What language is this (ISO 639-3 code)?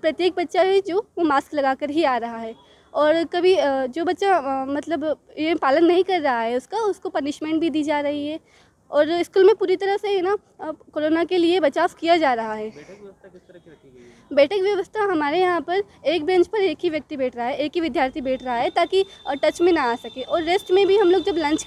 hin